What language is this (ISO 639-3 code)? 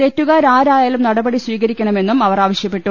mal